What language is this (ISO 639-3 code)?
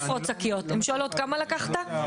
heb